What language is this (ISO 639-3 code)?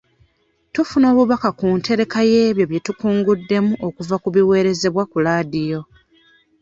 lug